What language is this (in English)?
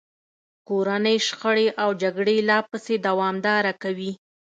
Pashto